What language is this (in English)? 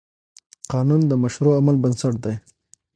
Pashto